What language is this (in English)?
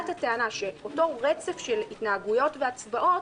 Hebrew